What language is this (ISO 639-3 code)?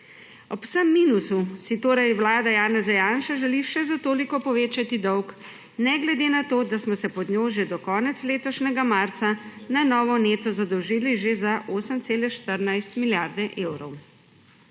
slv